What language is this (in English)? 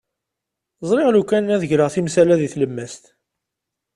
Kabyle